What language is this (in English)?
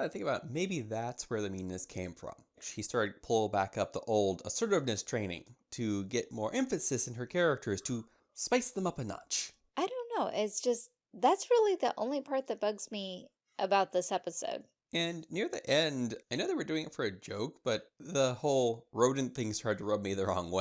English